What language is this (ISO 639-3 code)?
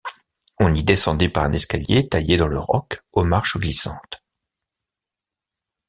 fra